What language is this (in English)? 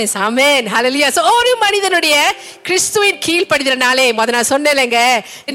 Tamil